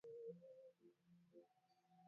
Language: Swahili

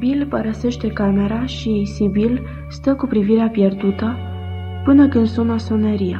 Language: Romanian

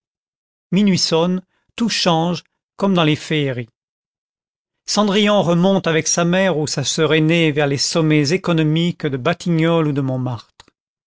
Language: French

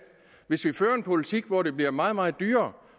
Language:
Danish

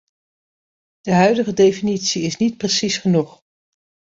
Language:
Dutch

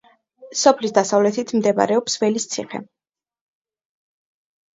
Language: Georgian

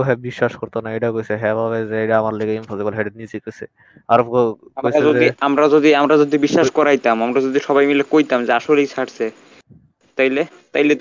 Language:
Bangla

